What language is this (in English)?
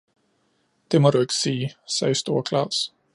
Danish